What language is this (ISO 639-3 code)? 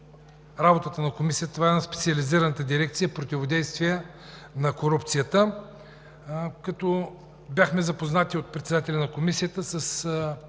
bul